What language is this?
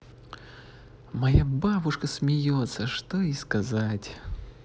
Russian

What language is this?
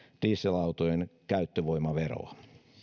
Finnish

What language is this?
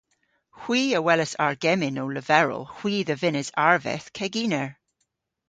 Cornish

